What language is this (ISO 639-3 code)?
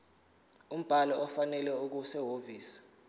zul